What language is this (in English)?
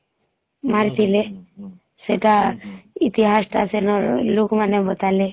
Odia